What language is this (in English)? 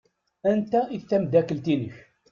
Kabyle